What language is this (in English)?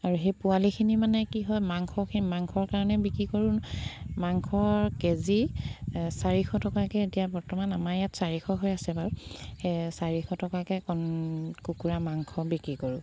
Assamese